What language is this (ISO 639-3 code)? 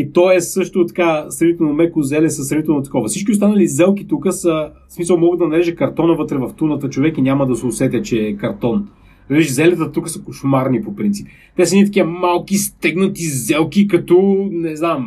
bul